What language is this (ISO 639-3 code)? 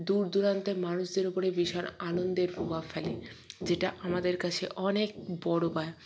ben